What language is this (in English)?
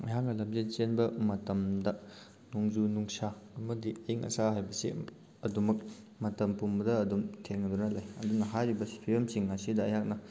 Manipuri